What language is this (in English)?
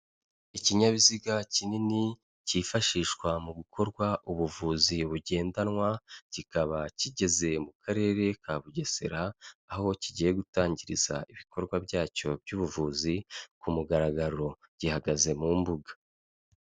Kinyarwanda